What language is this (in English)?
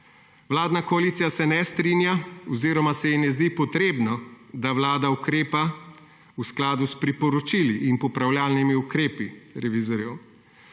Slovenian